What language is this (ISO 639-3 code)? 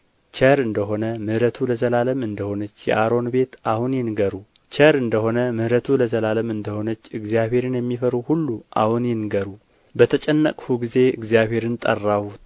amh